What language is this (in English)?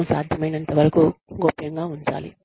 Telugu